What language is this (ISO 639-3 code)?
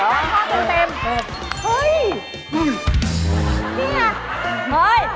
tha